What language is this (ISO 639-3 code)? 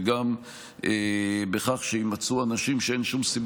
heb